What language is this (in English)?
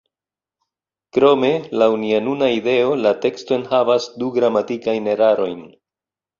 Esperanto